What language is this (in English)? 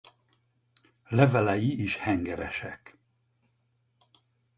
Hungarian